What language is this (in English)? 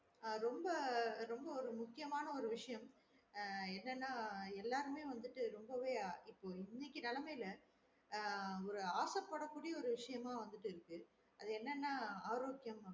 Tamil